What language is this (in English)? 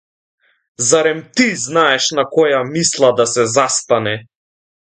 Macedonian